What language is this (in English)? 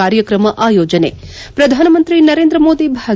Kannada